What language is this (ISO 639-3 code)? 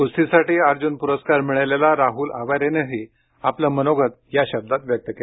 mar